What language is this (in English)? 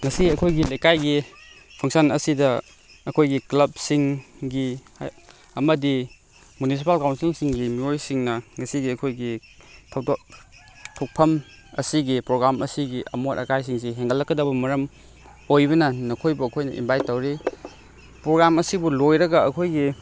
Manipuri